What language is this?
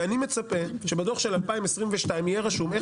Hebrew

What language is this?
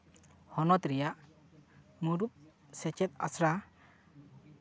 Santali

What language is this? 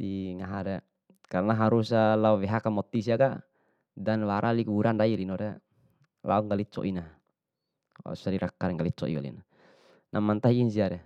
Bima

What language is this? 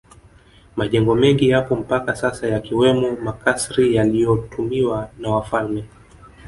Swahili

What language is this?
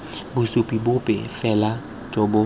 Tswana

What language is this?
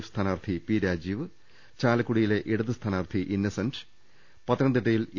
Malayalam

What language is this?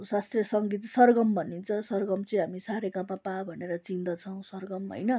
Nepali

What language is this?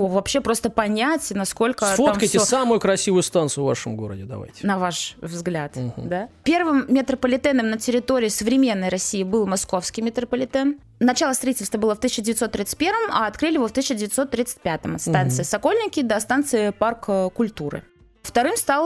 Russian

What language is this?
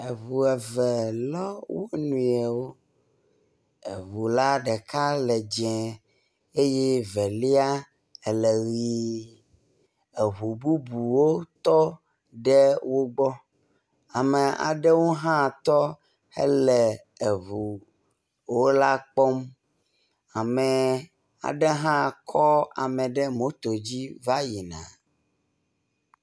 Ewe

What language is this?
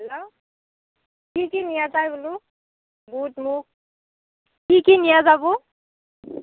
Assamese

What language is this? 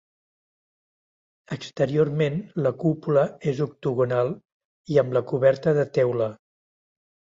Catalan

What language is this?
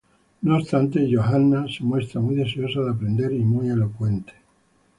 Spanish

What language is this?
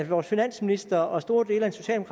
Danish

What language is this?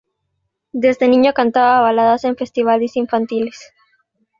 Spanish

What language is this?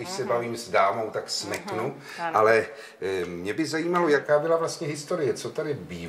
Czech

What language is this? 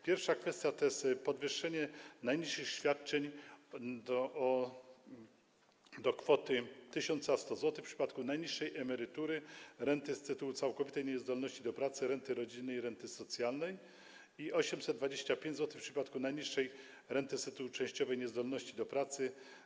Polish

